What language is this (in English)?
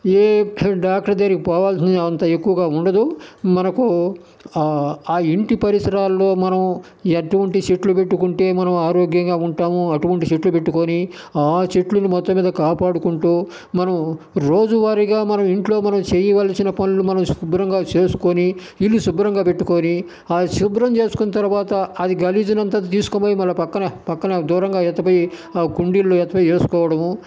Telugu